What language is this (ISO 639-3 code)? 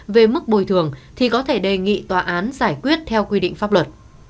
vie